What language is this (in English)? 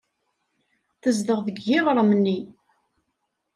Kabyle